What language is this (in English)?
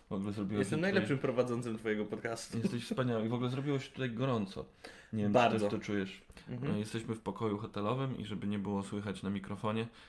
Polish